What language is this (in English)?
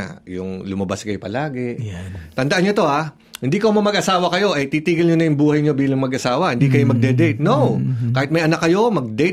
Filipino